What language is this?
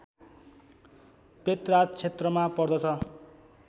Nepali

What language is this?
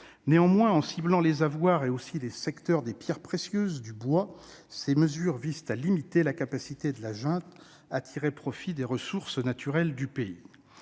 French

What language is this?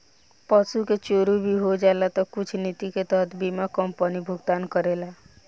Bhojpuri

